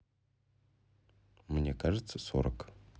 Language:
Russian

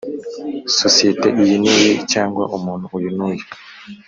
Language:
Kinyarwanda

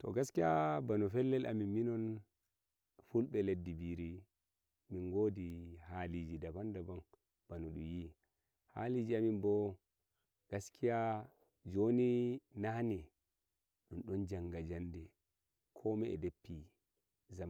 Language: Nigerian Fulfulde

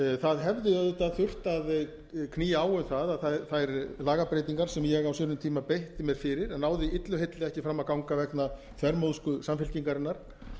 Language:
Icelandic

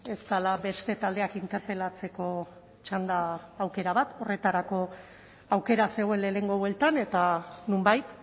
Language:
Basque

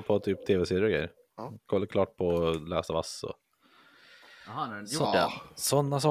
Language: Swedish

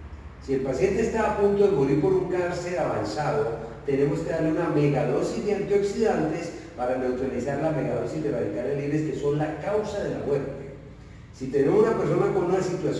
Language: Spanish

